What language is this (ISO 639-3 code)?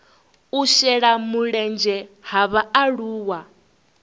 ven